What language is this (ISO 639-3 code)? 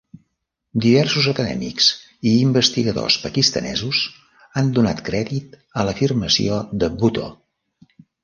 cat